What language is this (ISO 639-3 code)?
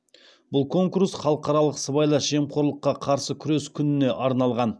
kaz